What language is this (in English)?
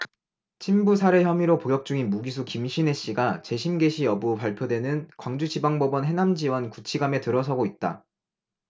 Korean